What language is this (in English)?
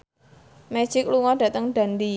Javanese